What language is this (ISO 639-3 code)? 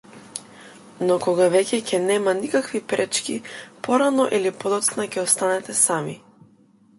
mkd